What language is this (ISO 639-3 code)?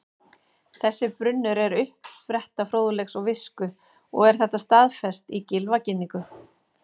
isl